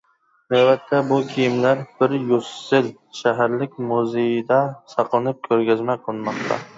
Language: Uyghur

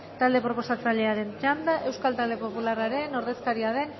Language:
Basque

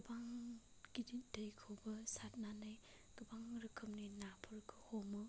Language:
Bodo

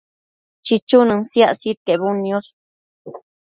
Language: Matsés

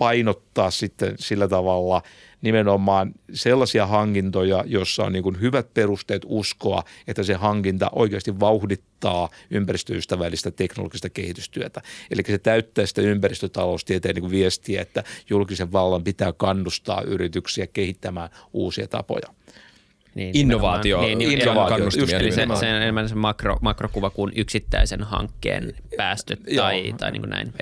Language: Finnish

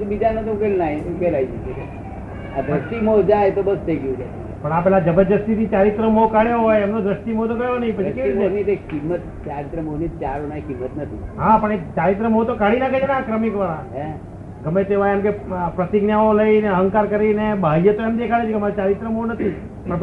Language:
Gujarati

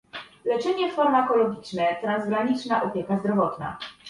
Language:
Polish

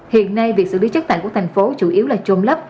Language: Vietnamese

